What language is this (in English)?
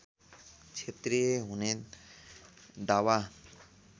Nepali